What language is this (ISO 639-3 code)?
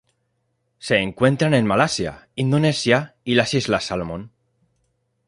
spa